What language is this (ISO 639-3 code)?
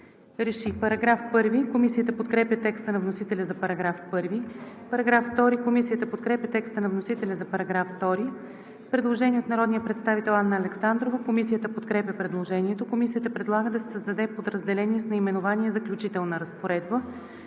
bul